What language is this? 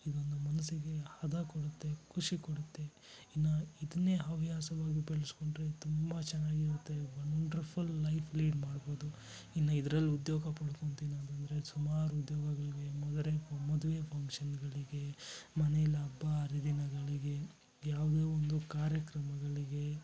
Kannada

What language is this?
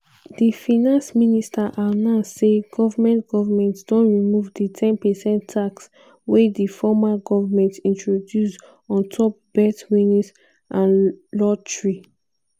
Nigerian Pidgin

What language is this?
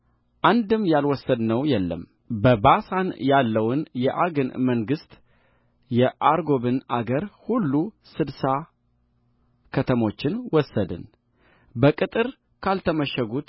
Amharic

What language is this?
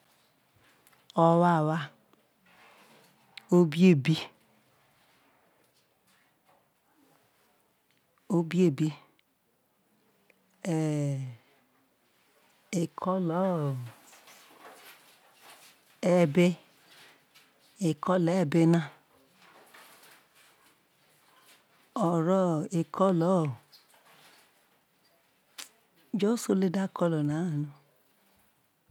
Isoko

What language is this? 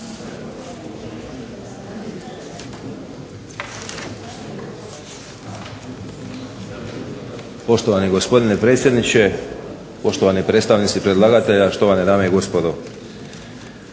Croatian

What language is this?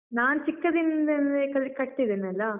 Kannada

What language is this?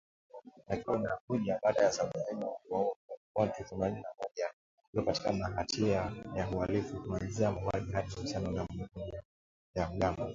Swahili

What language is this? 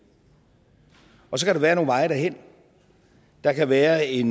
Danish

